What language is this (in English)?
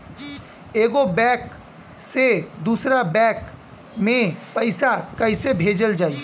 Bhojpuri